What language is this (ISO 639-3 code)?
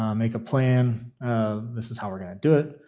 eng